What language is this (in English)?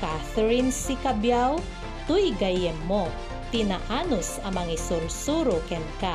Filipino